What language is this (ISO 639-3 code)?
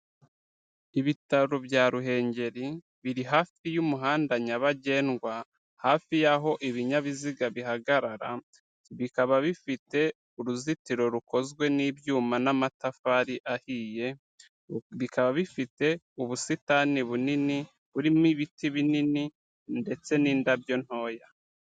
kin